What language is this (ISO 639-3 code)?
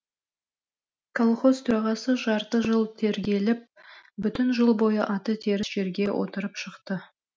kaz